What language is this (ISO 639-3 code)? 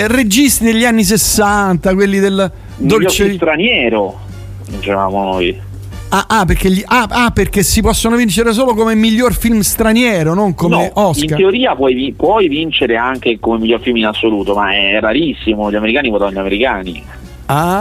ita